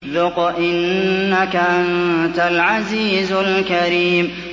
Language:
Arabic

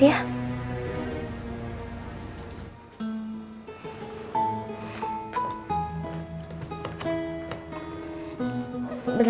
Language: Indonesian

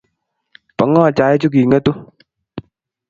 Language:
Kalenjin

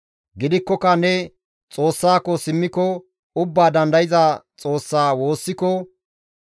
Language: Gamo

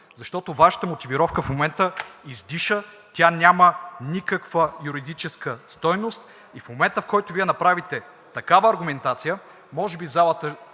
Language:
Bulgarian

